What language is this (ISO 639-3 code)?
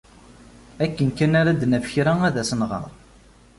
kab